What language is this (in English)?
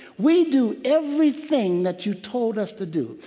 English